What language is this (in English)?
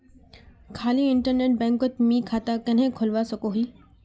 Magahi